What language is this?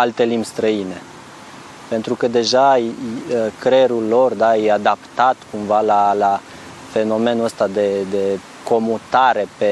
Romanian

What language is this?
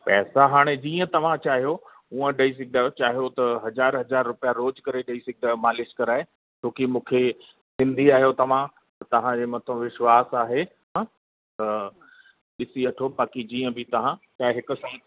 Sindhi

